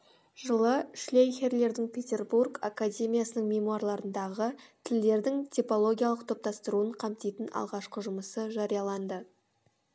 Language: Kazakh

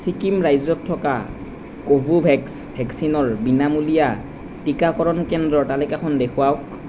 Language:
Assamese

